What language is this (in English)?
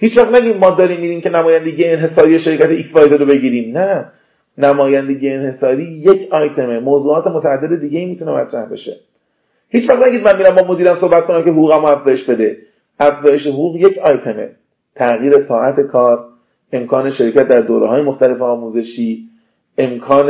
Persian